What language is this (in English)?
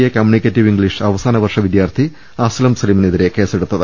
Malayalam